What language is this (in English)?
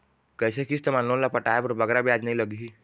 Chhattisgarhi